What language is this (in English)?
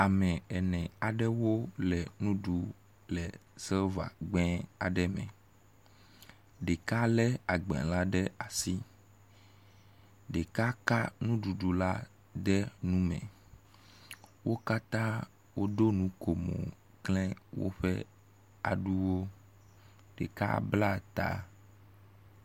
Ewe